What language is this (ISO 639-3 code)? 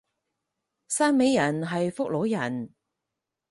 yue